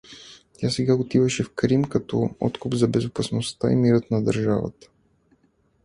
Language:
Bulgarian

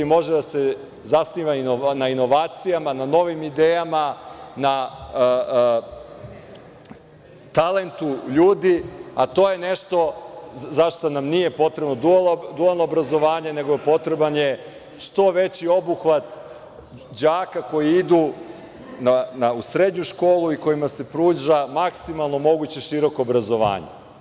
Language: Serbian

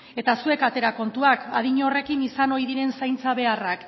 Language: Basque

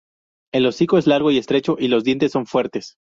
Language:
Spanish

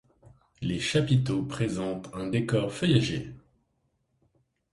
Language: French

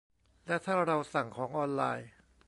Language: Thai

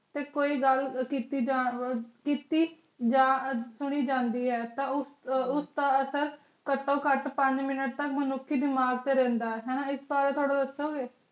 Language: Punjabi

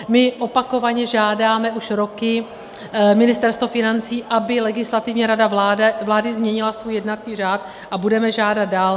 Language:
Czech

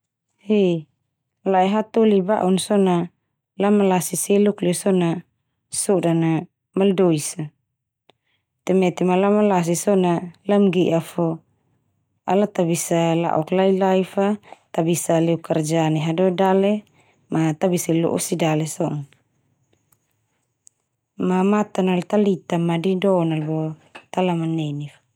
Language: Termanu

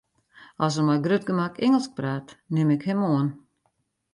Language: Western Frisian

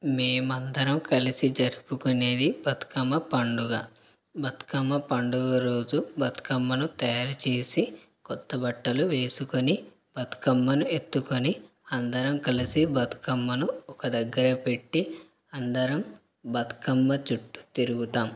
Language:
Telugu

